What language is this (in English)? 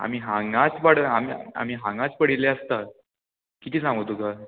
Konkani